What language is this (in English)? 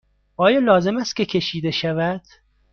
Persian